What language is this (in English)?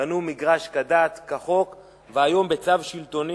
Hebrew